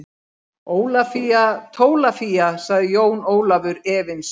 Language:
Icelandic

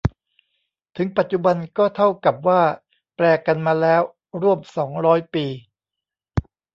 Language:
Thai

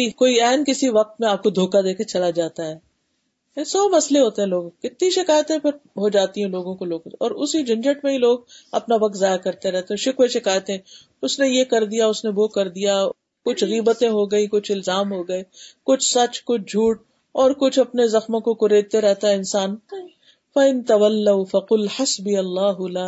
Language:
Urdu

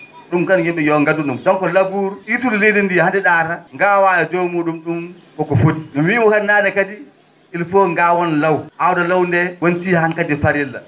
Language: Fula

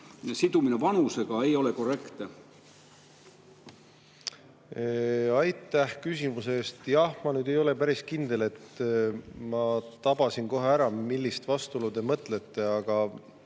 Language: Estonian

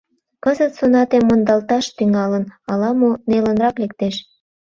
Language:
Mari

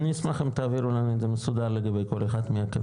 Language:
Hebrew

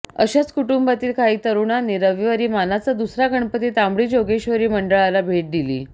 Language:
Marathi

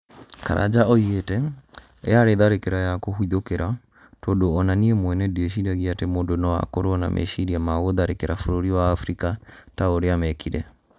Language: Kikuyu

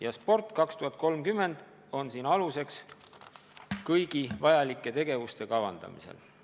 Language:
Estonian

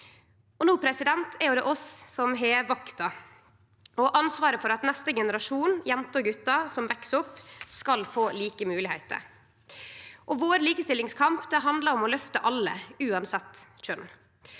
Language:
Norwegian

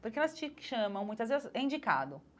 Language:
Portuguese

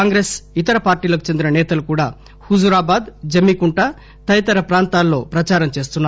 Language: Telugu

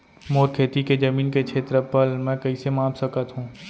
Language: Chhattisgarhi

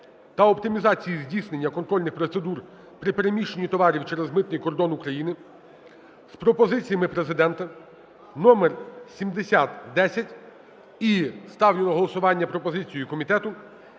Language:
Ukrainian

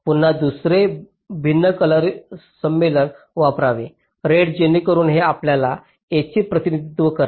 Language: Marathi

